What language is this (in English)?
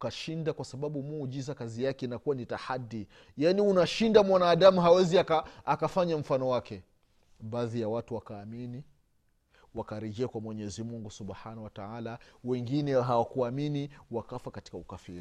Swahili